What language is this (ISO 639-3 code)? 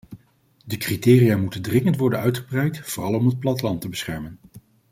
nld